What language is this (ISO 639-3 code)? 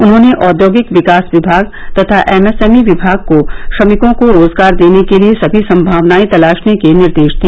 hin